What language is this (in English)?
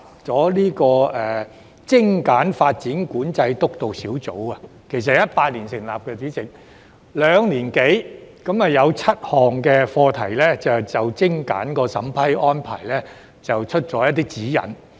Cantonese